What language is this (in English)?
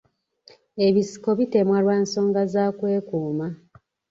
Ganda